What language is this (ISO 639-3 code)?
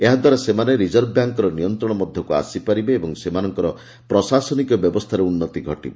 ori